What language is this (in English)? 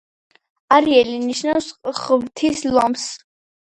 Georgian